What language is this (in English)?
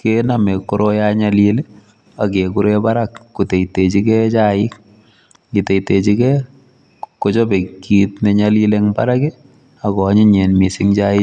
Kalenjin